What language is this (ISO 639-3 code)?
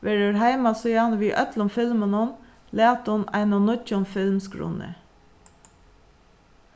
fao